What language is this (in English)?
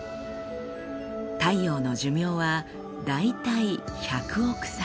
Japanese